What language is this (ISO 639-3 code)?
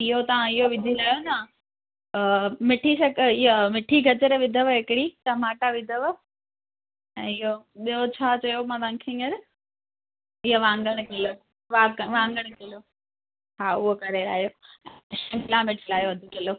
snd